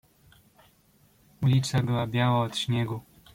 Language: Polish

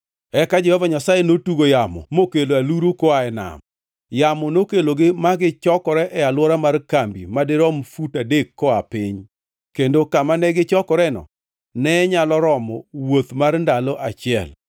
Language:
Luo (Kenya and Tanzania)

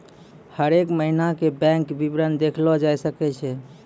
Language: Maithili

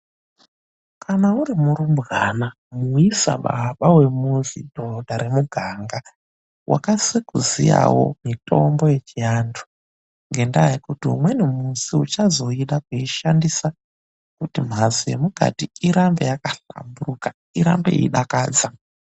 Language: Ndau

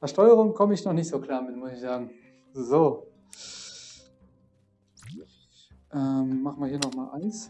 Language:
German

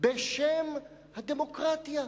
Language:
Hebrew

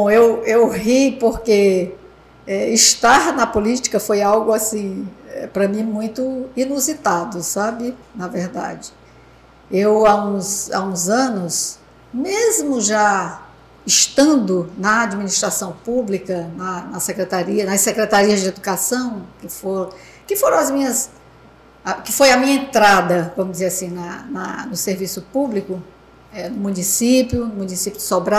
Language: Portuguese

